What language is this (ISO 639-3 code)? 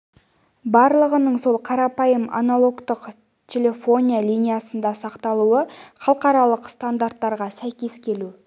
kaz